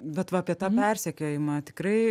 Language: Lithuanian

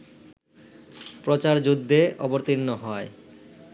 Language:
Bangla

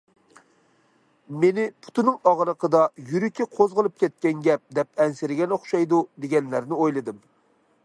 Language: Uyghur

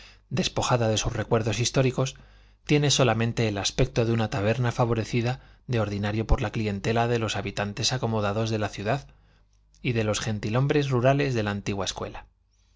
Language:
Spanish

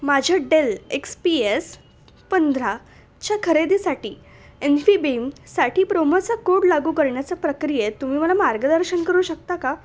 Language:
Marathi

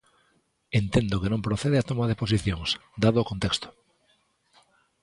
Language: Galician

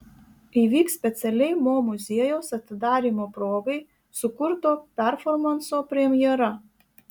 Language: Lithuanian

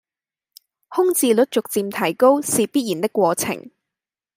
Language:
Cantonese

